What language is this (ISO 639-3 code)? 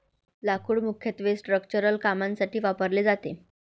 mar